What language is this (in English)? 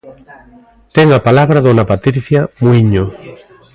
Galician